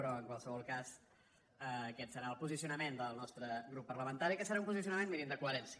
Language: Catalan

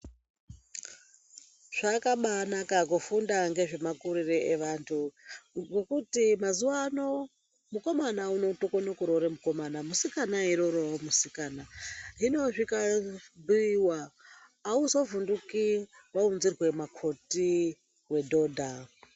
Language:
Ndau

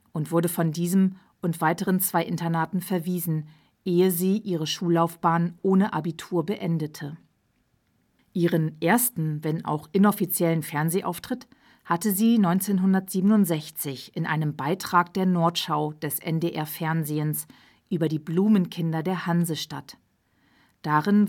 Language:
German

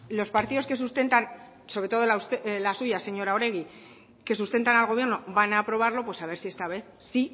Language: Spanish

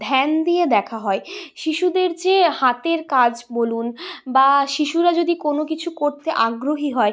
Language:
Bangla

